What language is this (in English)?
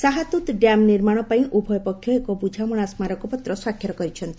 Odia